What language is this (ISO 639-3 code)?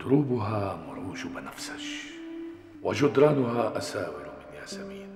ara